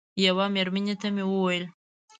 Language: Pashto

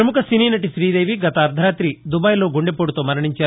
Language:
Telugu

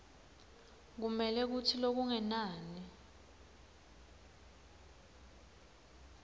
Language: Swati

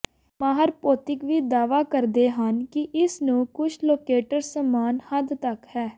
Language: Punjabi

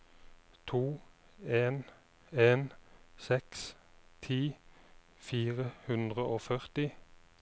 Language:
Norwegian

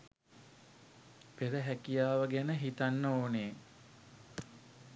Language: Sinhala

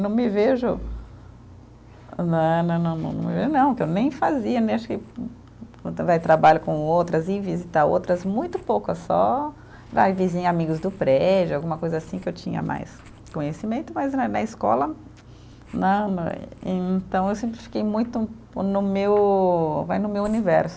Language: Portuguese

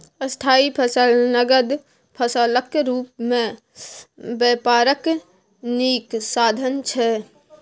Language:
Maithili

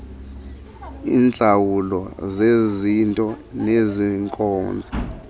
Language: Xhosa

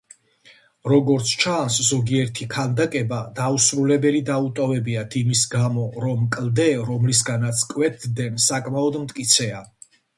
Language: Georgian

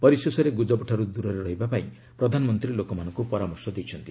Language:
Odia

